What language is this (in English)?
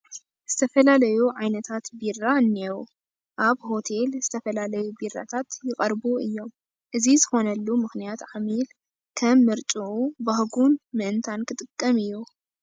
Tigrinya